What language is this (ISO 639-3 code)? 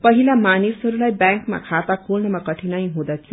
nep